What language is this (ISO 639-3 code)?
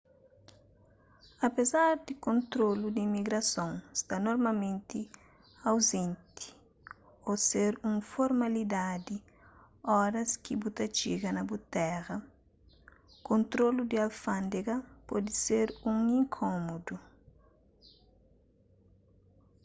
kea